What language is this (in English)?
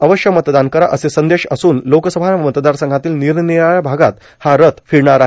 Marathi